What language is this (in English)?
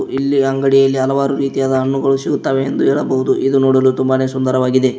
Kannada